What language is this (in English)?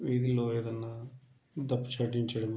Telugu